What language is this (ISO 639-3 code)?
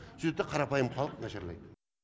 kaz